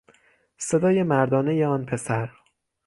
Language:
Persian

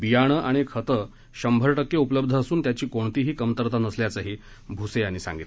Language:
Marathi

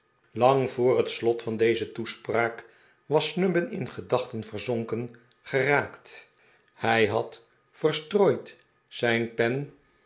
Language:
Dutch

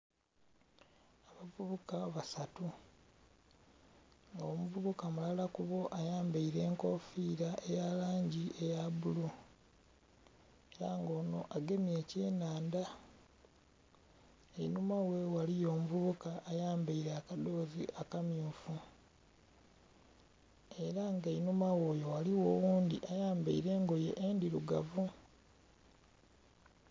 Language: Soga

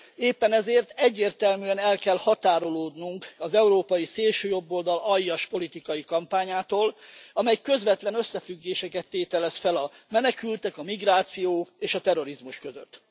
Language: Hungarian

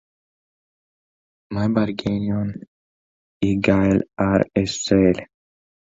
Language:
Welsh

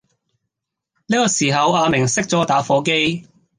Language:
Cantonese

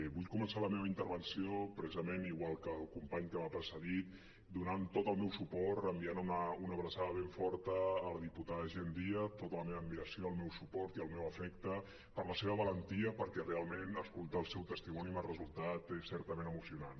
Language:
Catalan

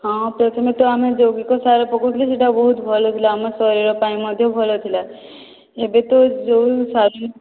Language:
Odia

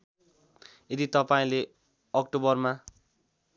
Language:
Nepali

